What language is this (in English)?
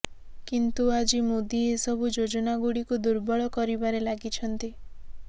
Odia